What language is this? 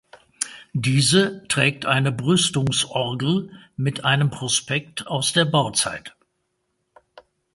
German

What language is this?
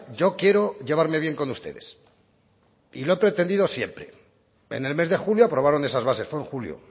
Spanish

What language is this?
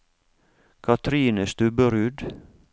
Norwegian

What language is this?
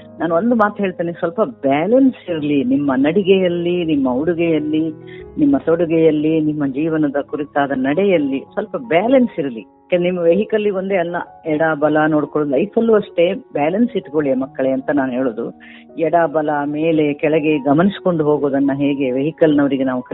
Kannada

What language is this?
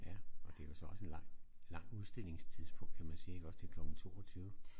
Danish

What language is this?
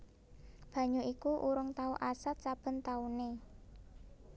Javanese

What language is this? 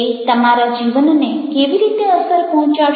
Gujarati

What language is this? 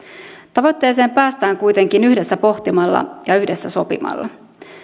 Finnish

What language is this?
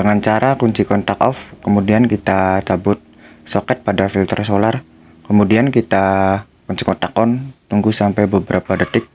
Indonesian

